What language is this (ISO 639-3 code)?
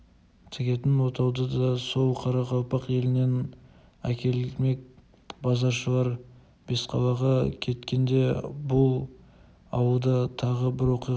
kaz